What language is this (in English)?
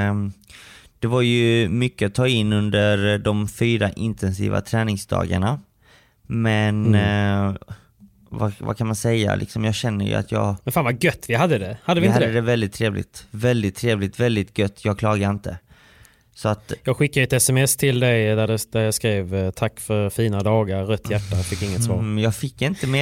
Swedish